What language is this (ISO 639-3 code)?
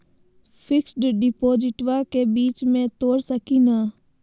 mag